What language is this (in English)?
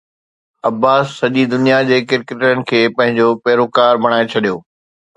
Sindhi